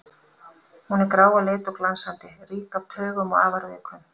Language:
Icelandic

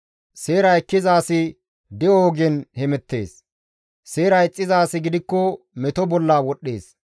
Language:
Gamo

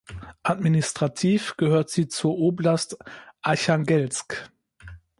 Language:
German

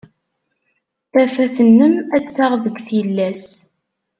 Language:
Kabyle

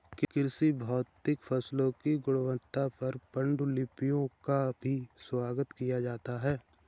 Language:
Hindi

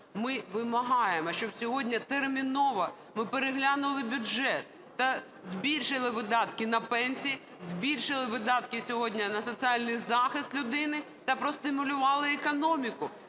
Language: Ukrainian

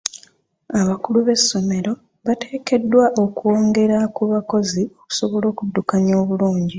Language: Ganda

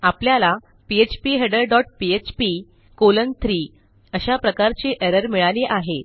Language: Marathi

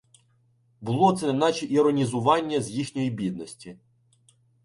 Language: Ukrainian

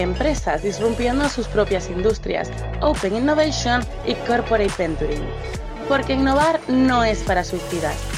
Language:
Spanish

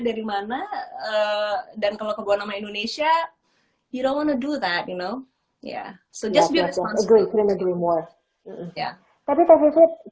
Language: Indonesian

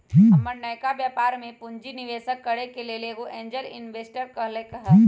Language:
Magahi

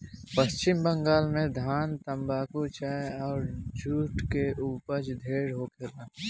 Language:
Bhojpuri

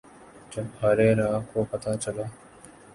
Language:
Urdu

